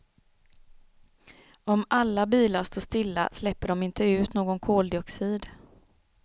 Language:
Swedish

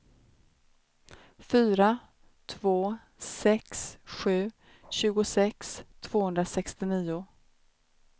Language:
Swedish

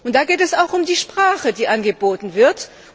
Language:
German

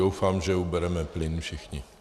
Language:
Czech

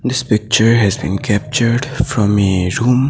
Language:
English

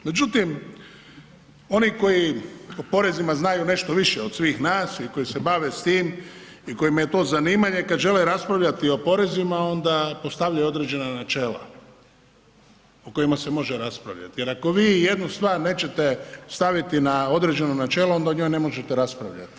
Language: Croatian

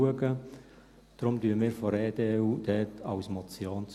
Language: Swiss German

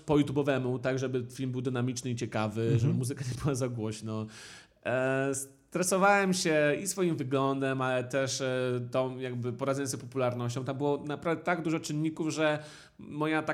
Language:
Polish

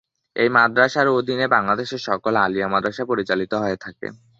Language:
Bangla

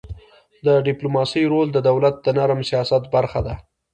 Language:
Pashto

